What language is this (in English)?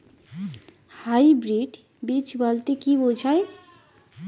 Bangla